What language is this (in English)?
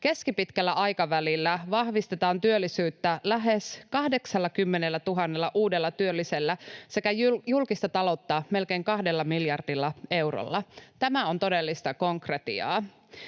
Finnish